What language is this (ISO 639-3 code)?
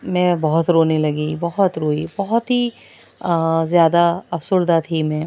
urd